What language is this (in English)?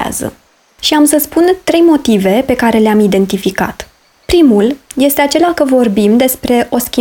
Romanian